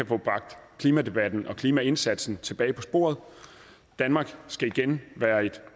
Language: Danish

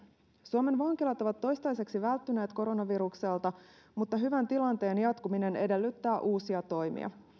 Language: Finnish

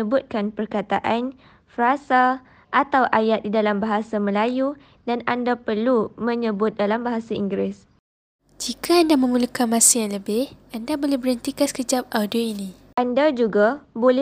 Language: Malay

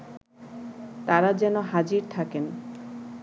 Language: Bangla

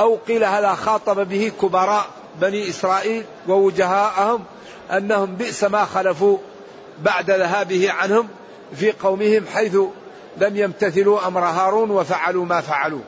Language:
Arabic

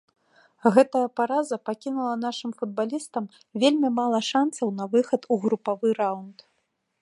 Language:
Belarusian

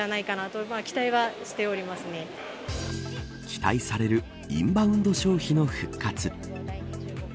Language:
Japanese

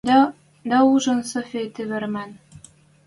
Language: Western Mari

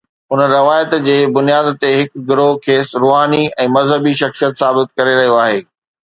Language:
Sindhi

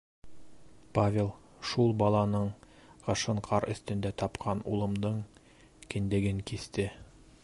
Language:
Bashkir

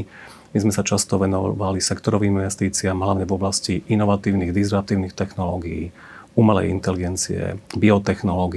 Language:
Slovak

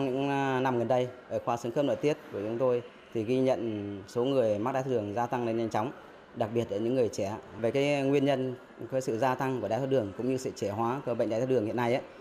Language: Vietnamese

